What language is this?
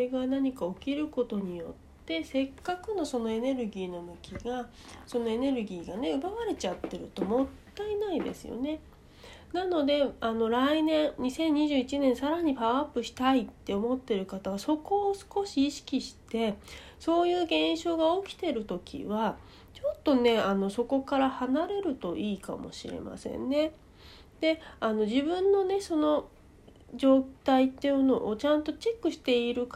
Japanese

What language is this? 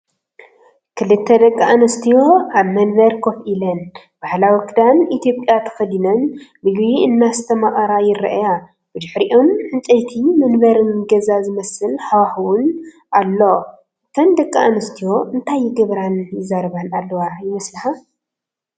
Tigrinya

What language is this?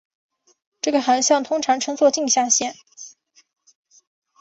Chinese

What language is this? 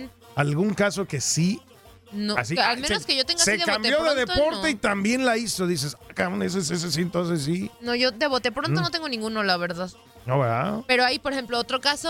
Spanish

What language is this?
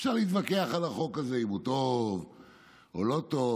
Hebrew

